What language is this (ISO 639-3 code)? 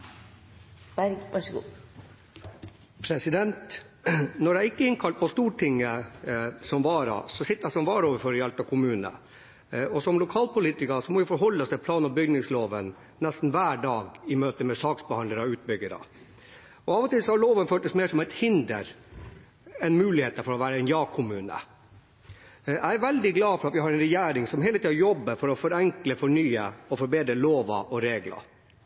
nor